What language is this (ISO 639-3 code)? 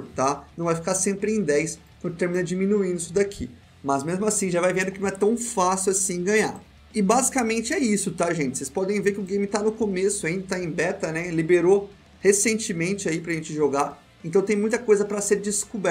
por